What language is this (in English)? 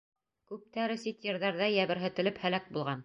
Bashkir